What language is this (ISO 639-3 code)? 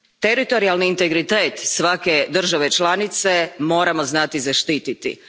hrv